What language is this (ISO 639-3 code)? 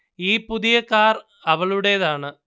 mal